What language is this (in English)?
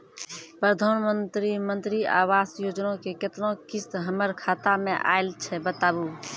Maithili